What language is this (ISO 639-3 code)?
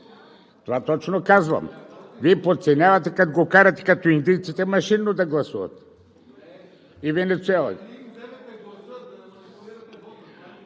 bul